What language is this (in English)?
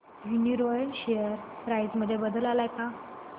Marathi